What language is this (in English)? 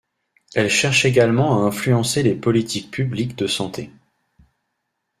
French